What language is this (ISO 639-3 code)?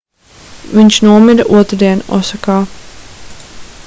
lav